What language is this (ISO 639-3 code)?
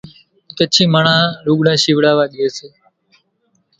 gjk